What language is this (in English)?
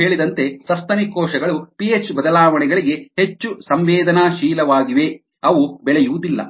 Kannada